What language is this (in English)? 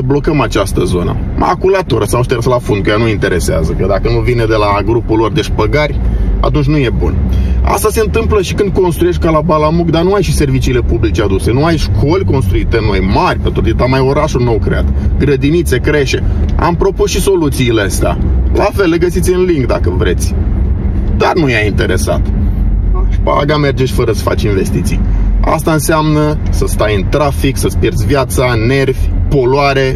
Romanian